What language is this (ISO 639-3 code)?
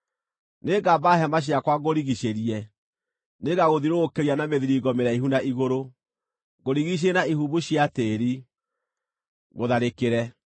kik